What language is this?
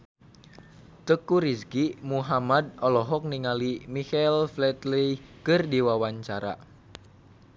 Sundanese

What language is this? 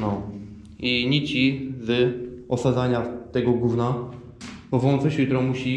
Polish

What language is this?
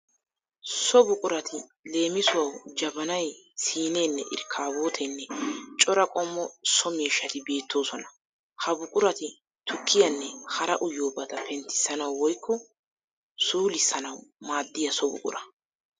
Wolaytta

